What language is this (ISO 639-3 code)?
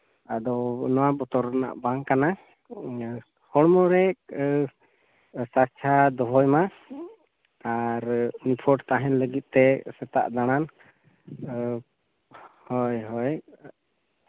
sat